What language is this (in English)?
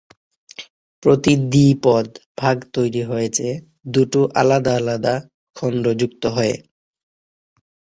Bangla